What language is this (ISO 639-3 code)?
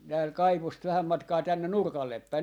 fin